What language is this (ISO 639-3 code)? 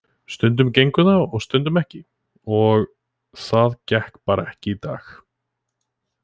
isl